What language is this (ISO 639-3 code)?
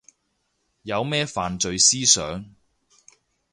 yue